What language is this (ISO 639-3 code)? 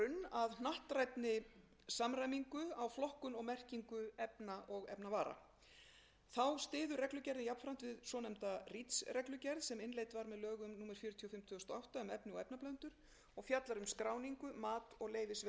isl